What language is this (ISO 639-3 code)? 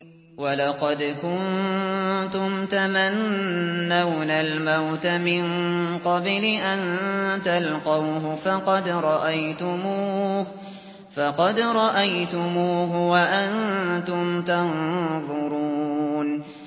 ara